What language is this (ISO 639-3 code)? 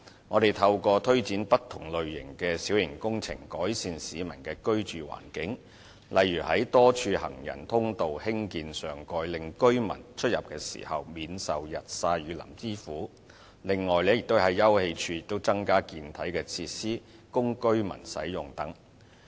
yue